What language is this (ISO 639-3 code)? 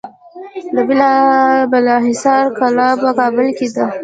pus